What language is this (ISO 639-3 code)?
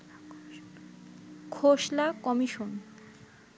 ben